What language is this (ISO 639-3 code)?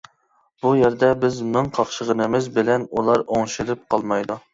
uig